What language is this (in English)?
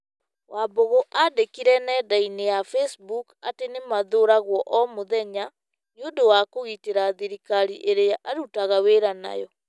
Kikuyu